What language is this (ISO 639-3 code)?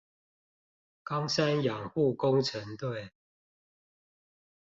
zho